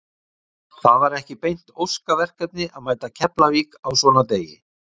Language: Icelandic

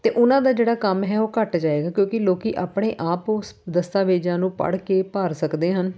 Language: Punjabi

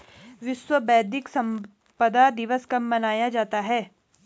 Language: Hindi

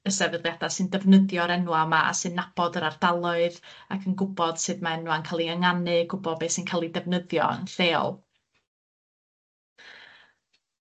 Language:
Welsh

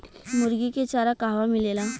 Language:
Bhojpuri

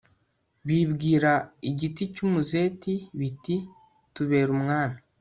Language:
Kinyarwanda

